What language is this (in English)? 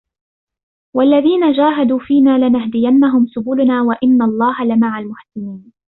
Arabic